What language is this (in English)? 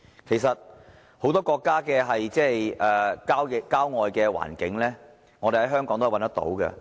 Cantonese